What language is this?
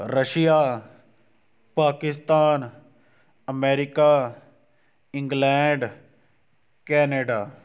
Punjabi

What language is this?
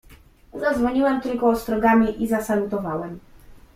Polish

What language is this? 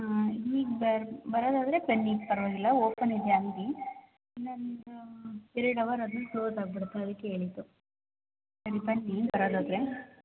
Kannada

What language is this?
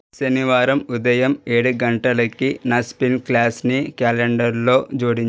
Telugu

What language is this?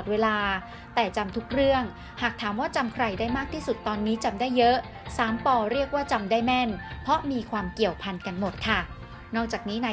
Thai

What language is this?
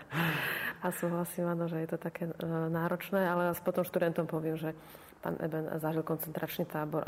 Slovak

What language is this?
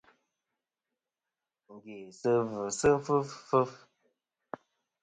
Kom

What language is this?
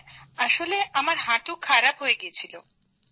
Bangla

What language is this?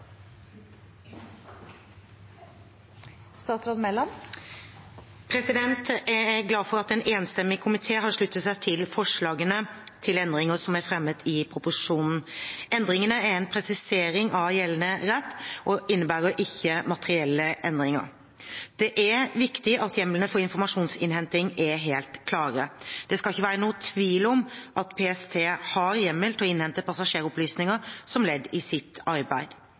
Norwegian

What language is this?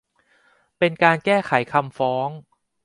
Thai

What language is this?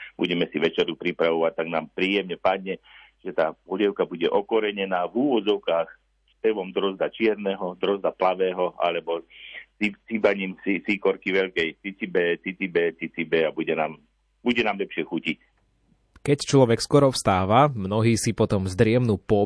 Slovak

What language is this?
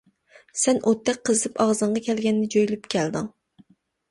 Uyghur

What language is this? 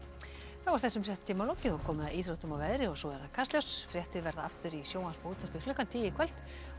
Icelandic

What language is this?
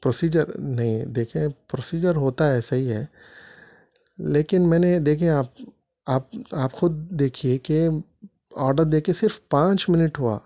Urdu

